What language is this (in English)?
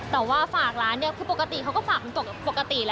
Thai